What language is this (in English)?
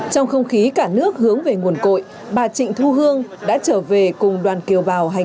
Vietnamese